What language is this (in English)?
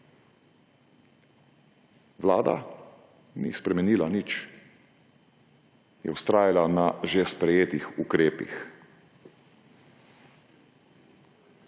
Slovenian